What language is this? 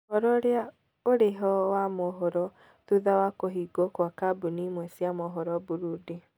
Kikuyu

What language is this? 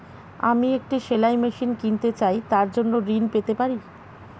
Bangla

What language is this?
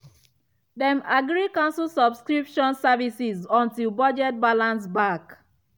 Nigerian Pidgin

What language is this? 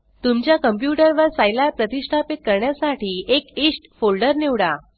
Marathi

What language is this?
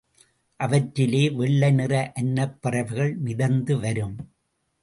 Tamil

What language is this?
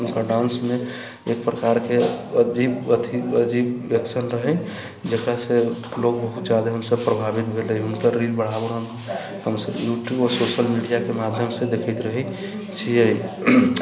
Maithili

